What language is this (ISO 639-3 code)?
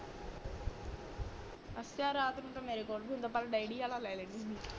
pan